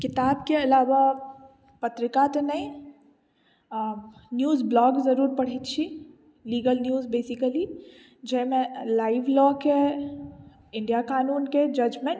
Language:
Maithili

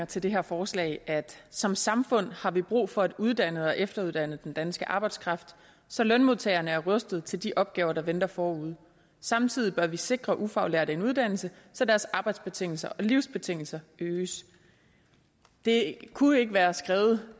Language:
Danish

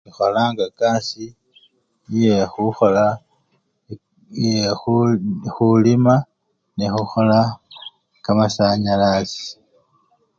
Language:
Luyia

